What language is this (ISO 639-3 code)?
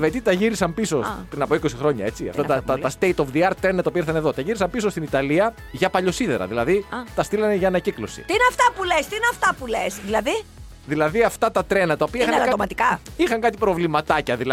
ell